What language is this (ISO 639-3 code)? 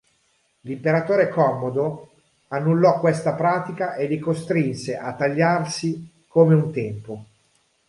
ita